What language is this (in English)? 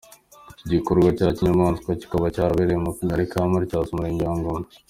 Kinyarwanda